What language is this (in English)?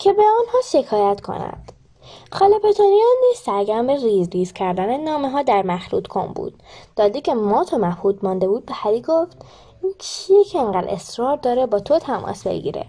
Persian